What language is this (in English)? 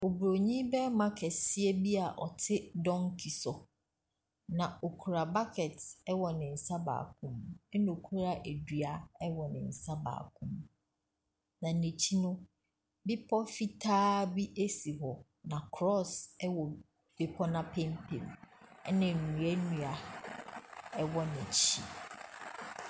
Akan